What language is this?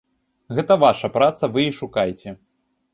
Belarusian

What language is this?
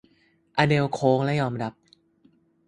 Thai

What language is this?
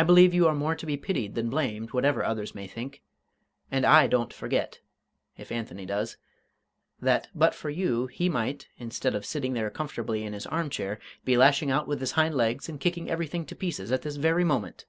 English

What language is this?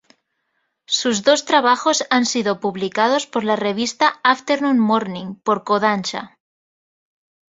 Spanish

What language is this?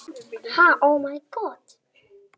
Icelandic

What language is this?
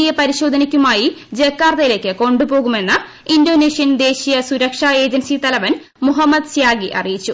Malayalam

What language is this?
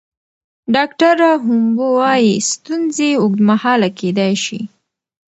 Pashto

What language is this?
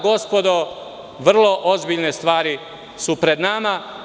Serbian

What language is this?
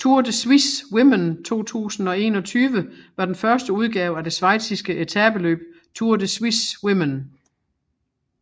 Danish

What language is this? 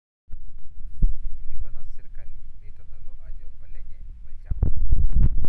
Masai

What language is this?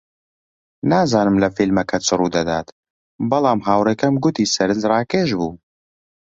Central Kurdish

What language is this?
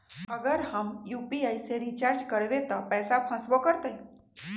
Magahi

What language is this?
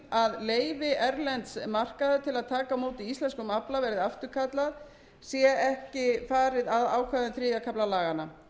Icelandic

